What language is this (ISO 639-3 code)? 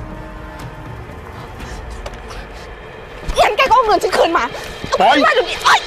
tha